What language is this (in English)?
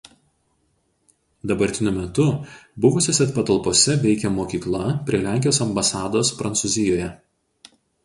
Lithuanian